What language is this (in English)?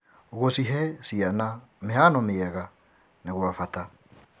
Kikuyu